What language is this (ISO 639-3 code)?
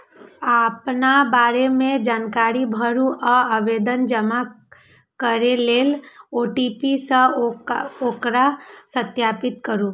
mai